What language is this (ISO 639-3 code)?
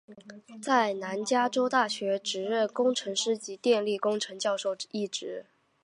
zho